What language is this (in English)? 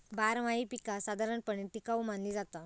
Marathi